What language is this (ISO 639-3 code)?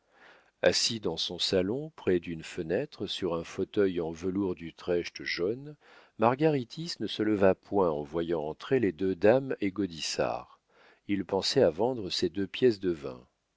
fra